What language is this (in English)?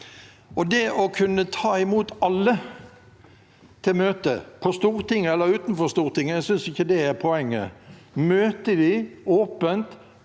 Norwegian